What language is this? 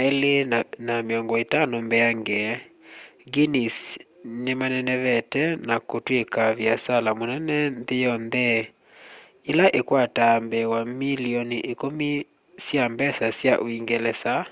Kamba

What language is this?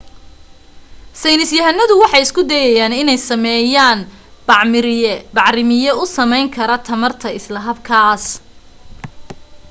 Somali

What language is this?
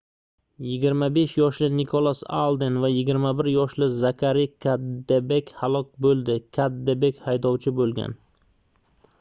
Uzbek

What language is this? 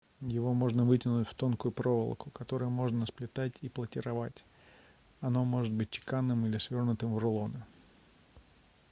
Russian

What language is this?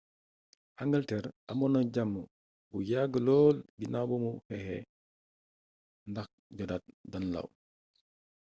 Wolof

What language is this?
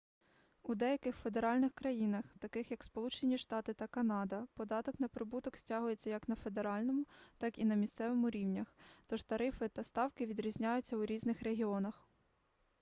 Ukrainian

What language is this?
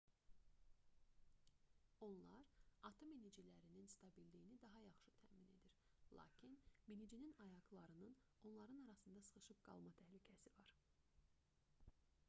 Azerbaijani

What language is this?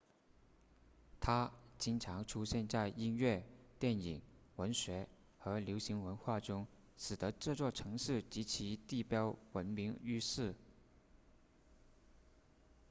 Chinese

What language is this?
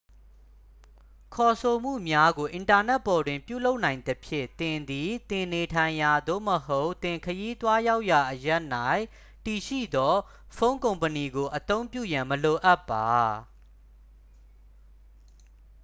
Burmese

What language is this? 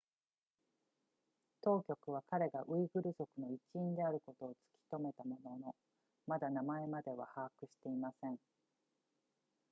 Japanese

